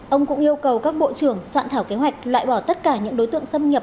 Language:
Vietnamese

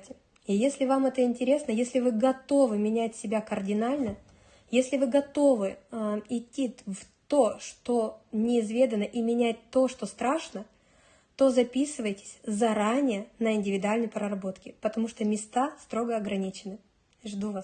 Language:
Russian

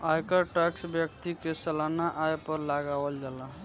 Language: Bhojpuri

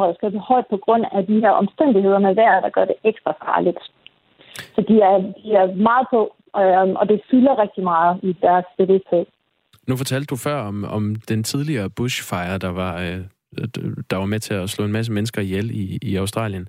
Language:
Danish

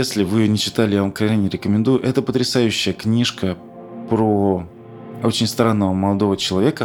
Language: Russian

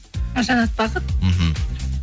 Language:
Kazakh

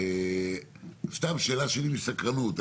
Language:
Hebrew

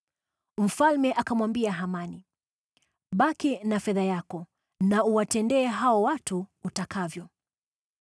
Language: Swahili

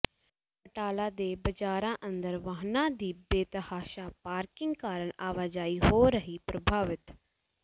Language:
Punjabi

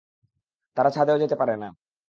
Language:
Bangla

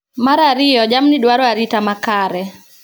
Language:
Luo (Kenya and Tanzania)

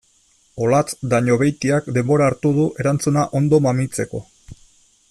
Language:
Basque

